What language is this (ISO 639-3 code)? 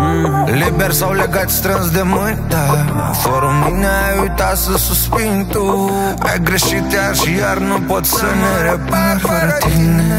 ron